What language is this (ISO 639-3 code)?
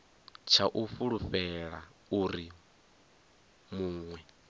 ven